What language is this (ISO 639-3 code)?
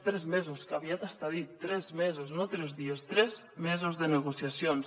cat